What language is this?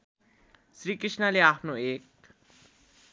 Nepali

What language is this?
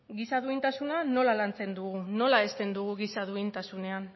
Basque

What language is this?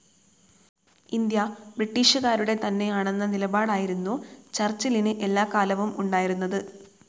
Malayalam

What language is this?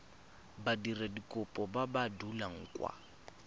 Tswana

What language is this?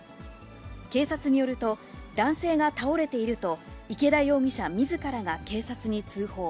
Japanese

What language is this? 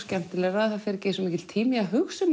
Icelandic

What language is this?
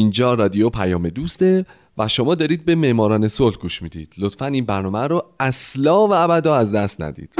Persian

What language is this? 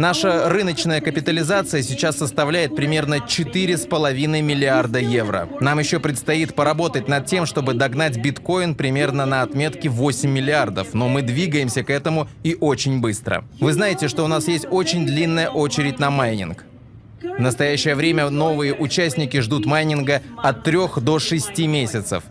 Russian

